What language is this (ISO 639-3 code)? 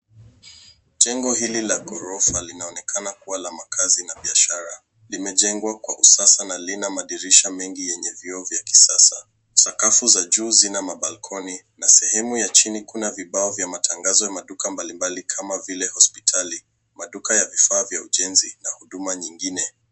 swa